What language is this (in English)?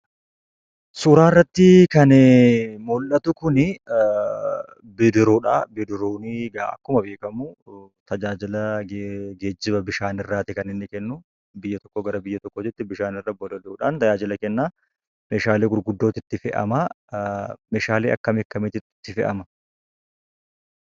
Oromo